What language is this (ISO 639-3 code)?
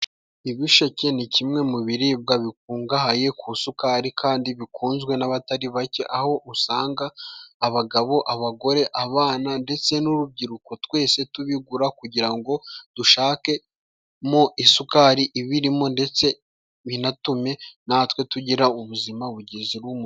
kin